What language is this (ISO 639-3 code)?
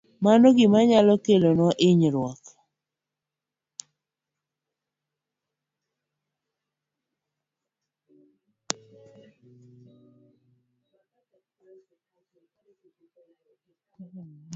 luo